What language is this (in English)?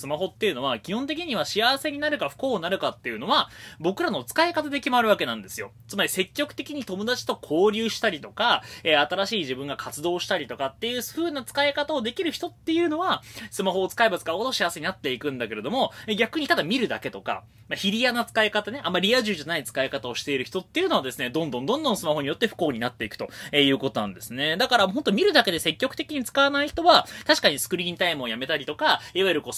Japanese